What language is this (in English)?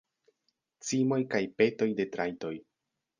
Esperanto